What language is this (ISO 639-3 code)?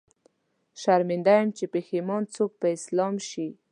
pus